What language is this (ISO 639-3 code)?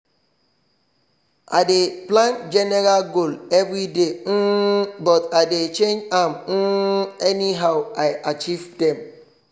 pcm